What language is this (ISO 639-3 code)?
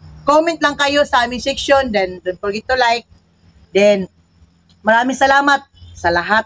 fil